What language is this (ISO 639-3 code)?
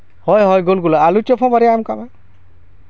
sat